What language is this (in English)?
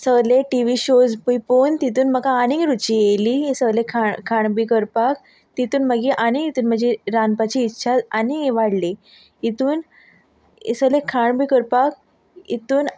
Konkani